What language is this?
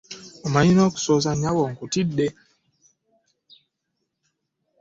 Ganda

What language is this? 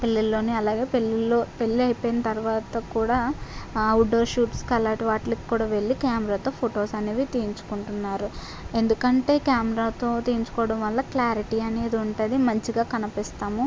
Telugu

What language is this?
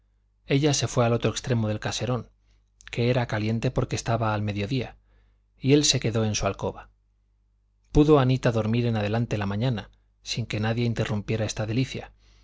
Spanish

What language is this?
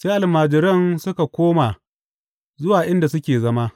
Hausa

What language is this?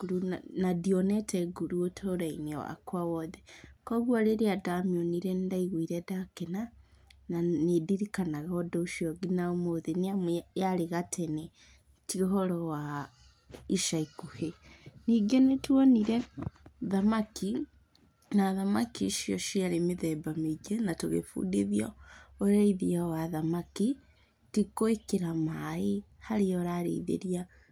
Kikuyu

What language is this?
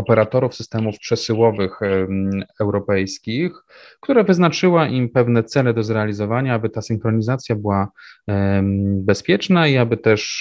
Polish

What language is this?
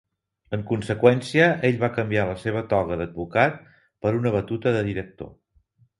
Catalan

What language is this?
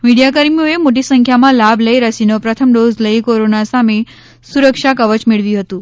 Gujarati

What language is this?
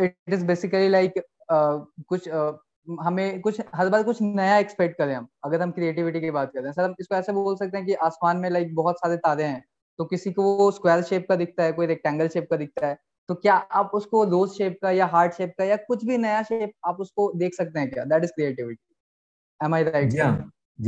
Hindi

